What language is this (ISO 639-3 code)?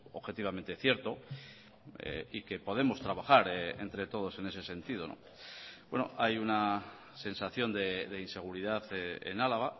spa